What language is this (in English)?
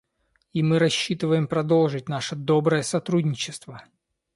Russian